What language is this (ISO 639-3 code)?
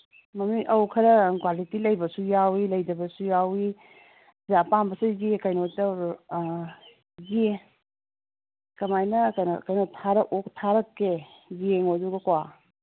mni